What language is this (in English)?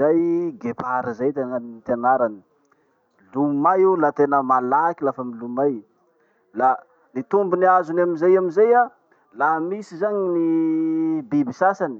Masikoro Malagasy